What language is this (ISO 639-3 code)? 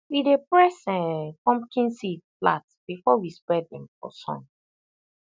pcm